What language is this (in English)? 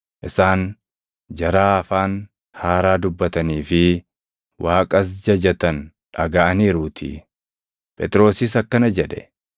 Oromo